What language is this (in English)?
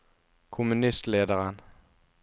Norwegian